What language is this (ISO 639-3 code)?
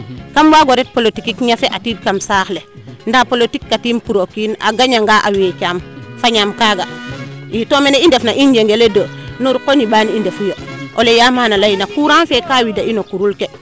srr